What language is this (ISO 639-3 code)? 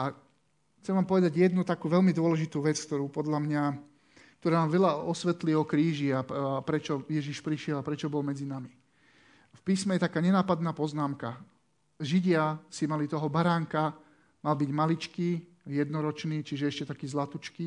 slk